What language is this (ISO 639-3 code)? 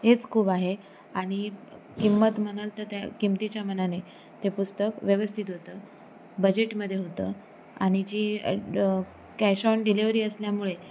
mar